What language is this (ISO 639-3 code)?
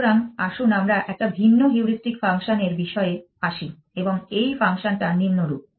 ben